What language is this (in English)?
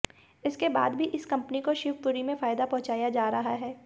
Hindi